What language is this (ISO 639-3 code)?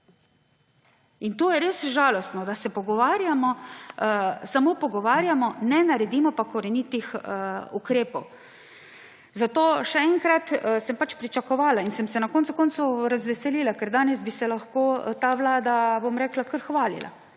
slv